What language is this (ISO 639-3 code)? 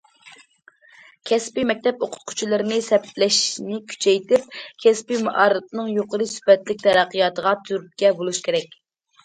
uig